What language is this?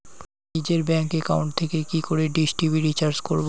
Bangla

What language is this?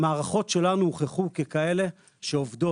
Hebrew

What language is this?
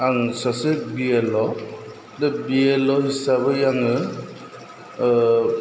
Bodo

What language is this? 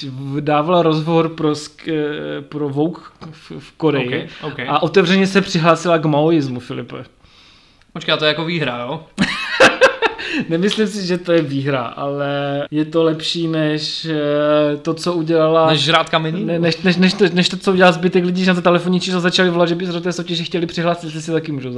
Czech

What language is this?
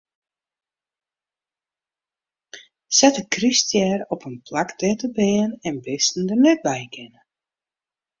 Western Frisian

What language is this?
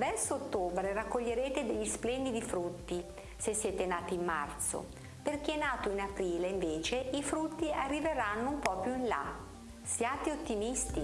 Italian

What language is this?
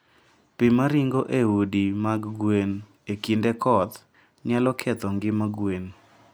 Luo (Kenya and Tanzania)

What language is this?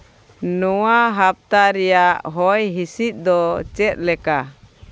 Santali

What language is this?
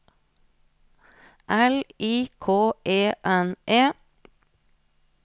Norwegian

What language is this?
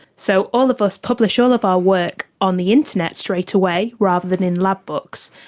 English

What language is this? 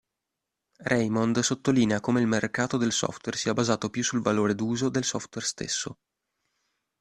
Italian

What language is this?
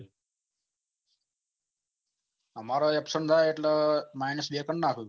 Gujarati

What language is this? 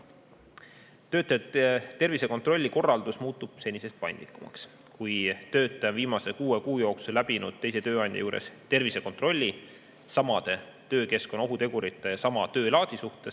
Estonian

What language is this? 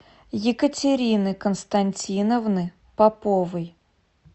Russian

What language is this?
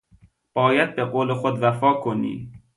Persian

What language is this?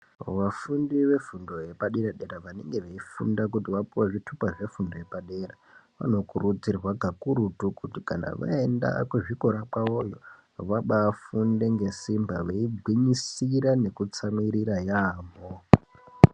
Ndau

